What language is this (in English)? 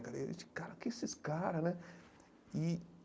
Portuguese